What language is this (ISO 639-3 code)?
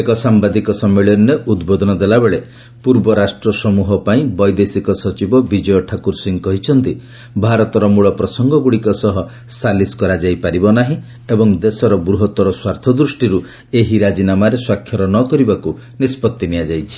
ori